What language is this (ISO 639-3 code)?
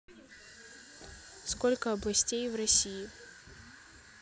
rus